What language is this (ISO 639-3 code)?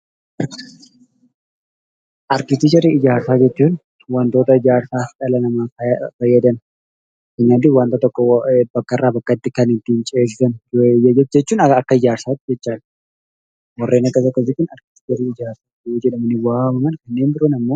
orm